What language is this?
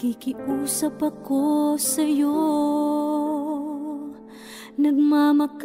Indonesian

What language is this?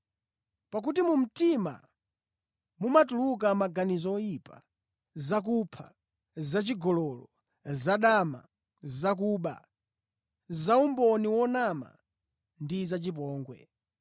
Nyanja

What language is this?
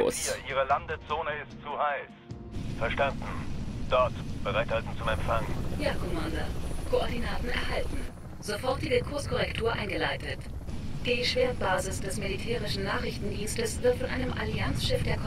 German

